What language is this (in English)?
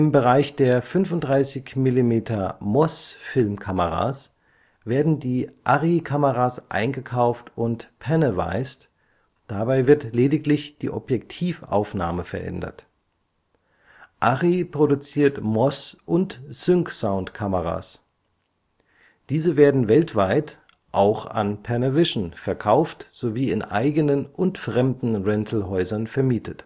German